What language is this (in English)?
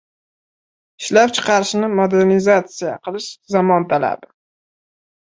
Uzbek